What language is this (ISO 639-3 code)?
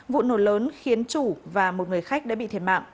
vie